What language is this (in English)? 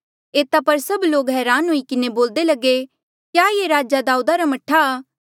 Mandeali